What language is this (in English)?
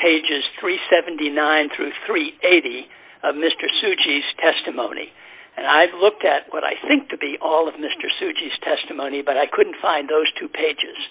English